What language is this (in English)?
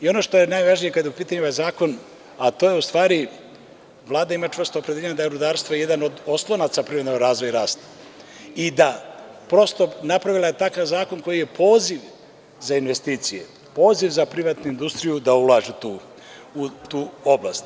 Serbian